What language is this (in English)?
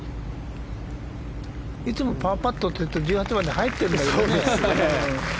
Japanese